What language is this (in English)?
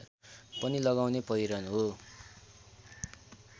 Nepali